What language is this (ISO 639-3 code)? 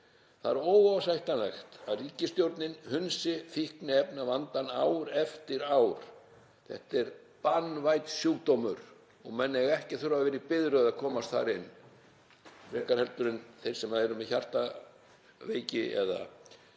isl